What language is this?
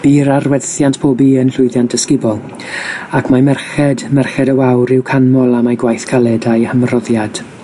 Welsh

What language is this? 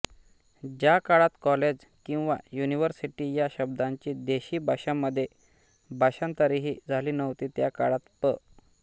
Marathi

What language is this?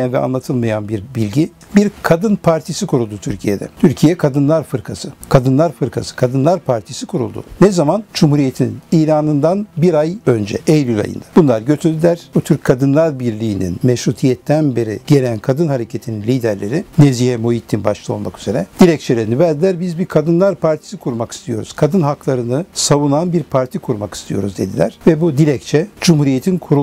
Turkish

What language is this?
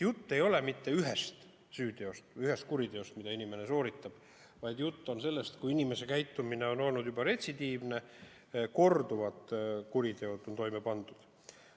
Estonian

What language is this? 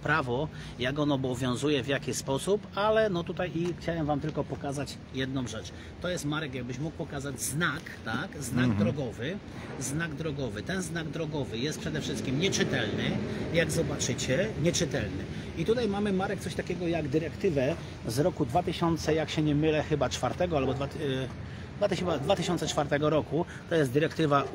Polish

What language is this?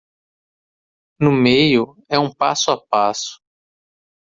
Portuguese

